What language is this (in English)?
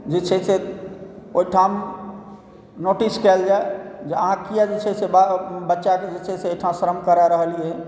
Maithili